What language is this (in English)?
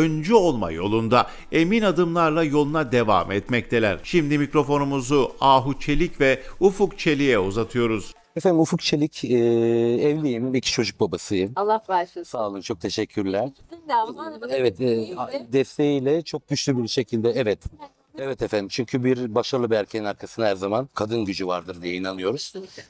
Turkish